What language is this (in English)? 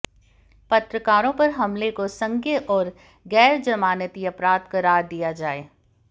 Hindi